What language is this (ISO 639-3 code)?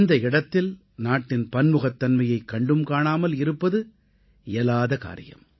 tam